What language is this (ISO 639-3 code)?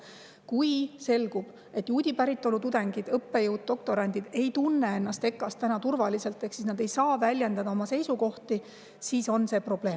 est